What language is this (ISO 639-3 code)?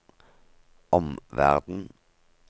nor